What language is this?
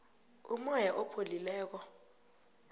South Ndebele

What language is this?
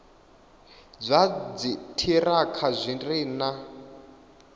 Venda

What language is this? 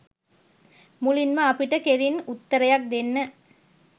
Sinhala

